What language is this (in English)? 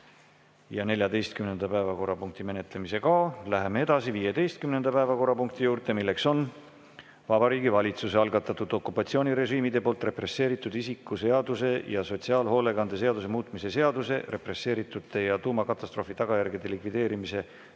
Estonian